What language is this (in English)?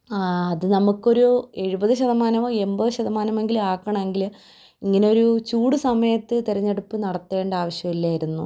Malayalam